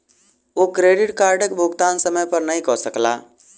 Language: Maithili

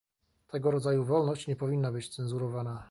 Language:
Polish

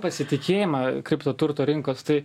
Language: Lithuanian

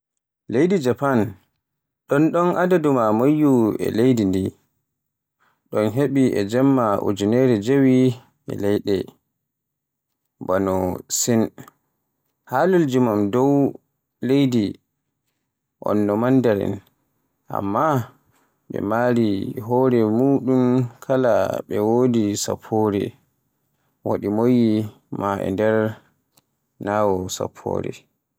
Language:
Borgu Fulfulde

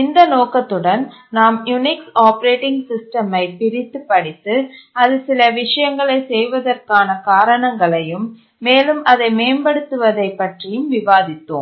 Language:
Tamil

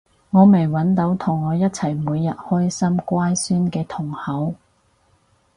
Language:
Cantonese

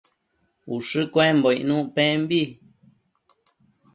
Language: Matsés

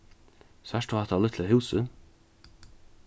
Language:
Faroese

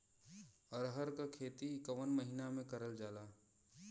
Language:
Bhojpuri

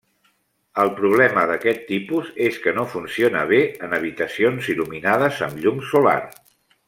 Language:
Catalan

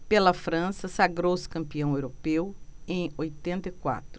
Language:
Portuguese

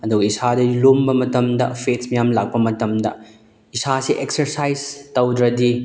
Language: Manipuri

